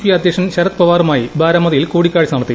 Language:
Malayalam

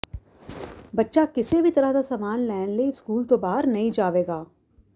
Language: Punjabi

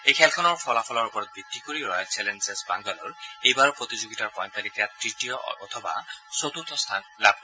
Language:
Assamese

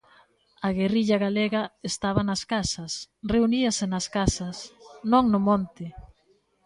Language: Galician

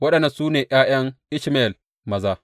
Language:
Hausa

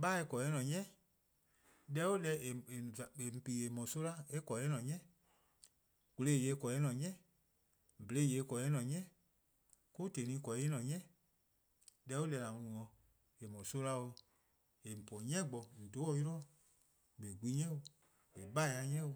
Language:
Eastern Krahn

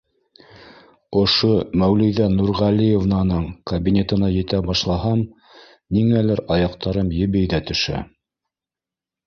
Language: Bashkir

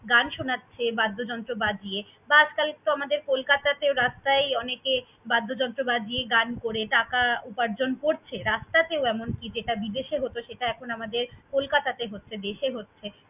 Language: Bangla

